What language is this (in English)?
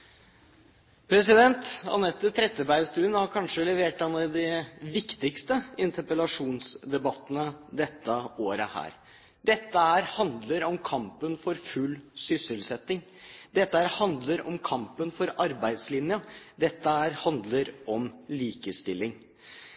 Norwegian Bokmål